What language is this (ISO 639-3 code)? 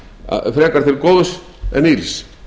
isl